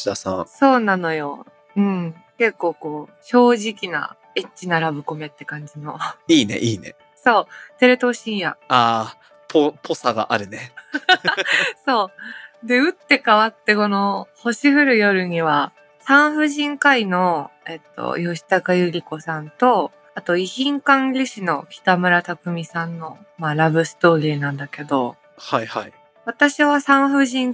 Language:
Japanese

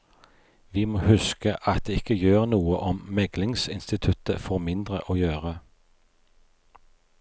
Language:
Norwegian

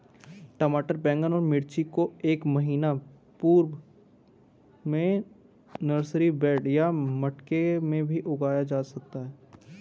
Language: Hindi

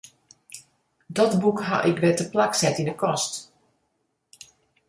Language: Western Frisian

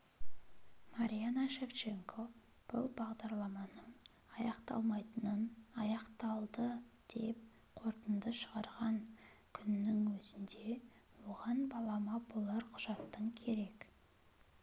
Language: Kazakh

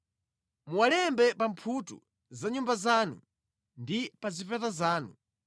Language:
Nyanja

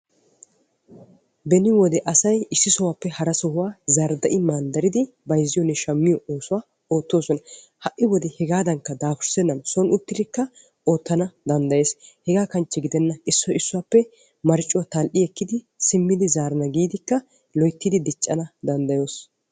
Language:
Wolaytta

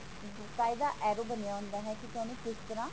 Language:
Punjabi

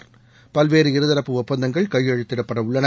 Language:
Tamil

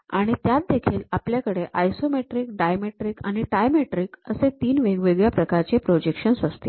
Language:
Marathi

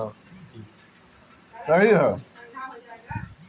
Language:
Bhojpuri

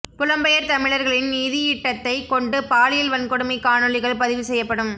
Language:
Tamil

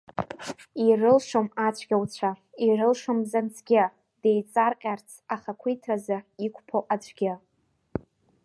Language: Abkhazian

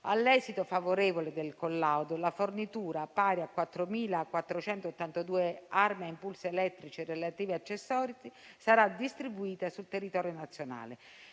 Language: Italian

